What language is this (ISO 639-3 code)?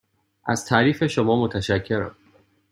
fas